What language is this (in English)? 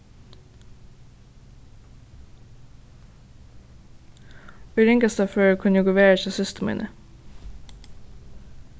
Faroese